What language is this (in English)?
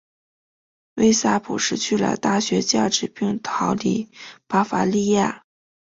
Chinese